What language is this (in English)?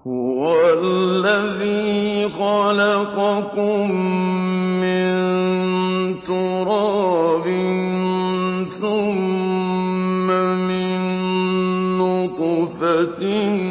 Arabic